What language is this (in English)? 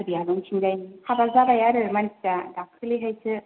Bodo